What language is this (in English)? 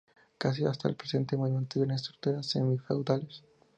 Spanish